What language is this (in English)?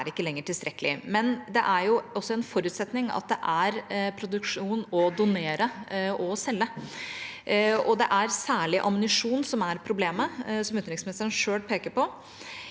Norwegian